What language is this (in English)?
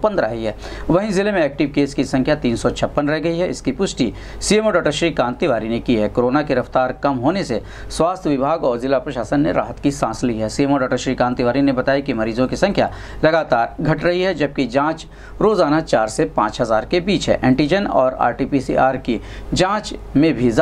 Hindi